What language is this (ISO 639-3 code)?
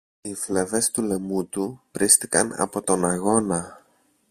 ell